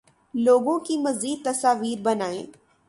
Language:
Urdu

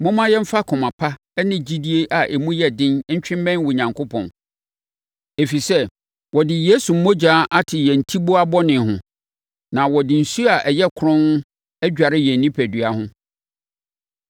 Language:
Akan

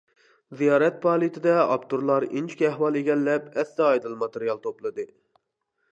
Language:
Uyghur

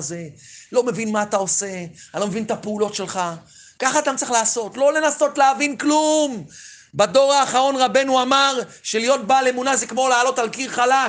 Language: Hebrew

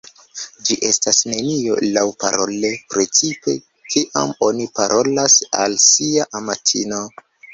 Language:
Esperanto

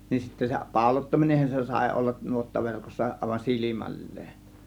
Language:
Finnish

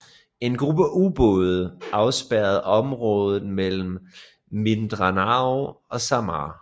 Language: Danish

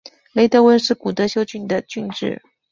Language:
Chinese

